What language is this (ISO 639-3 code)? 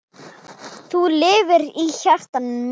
isl